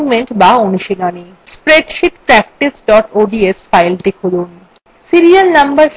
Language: Bangla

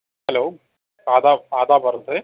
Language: Urdu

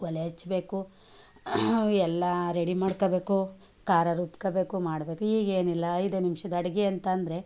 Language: Kannada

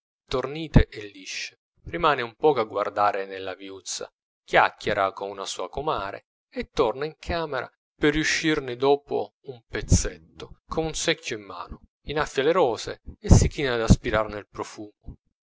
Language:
Italian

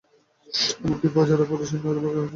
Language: Bangla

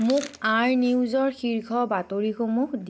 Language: Assamese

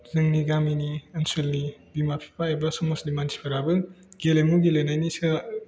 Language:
Bodo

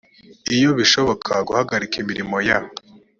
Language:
Kinyarwanda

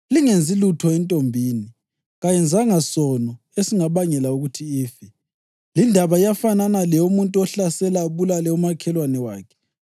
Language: North Ndebele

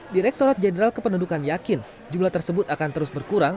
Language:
Indonesian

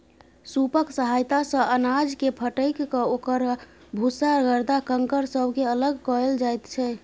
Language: Maithili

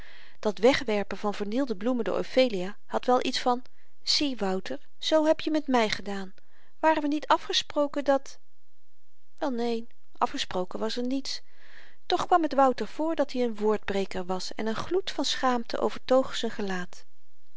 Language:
Dutch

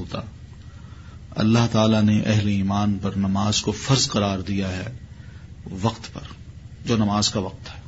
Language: Urdu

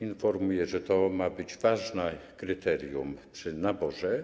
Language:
Polish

